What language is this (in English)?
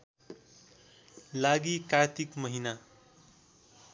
Nepali